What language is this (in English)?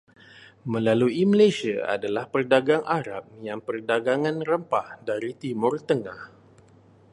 Malay